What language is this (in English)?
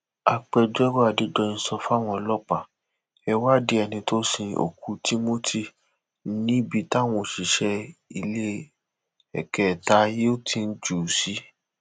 Yoruba